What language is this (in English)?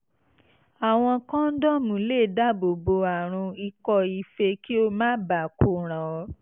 Yoruba